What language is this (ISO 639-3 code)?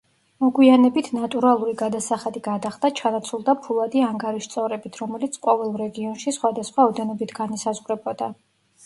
kat